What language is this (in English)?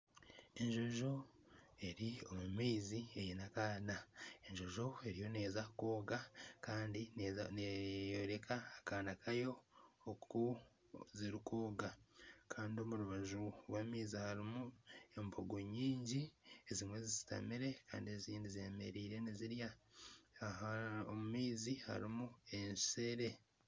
Nyankole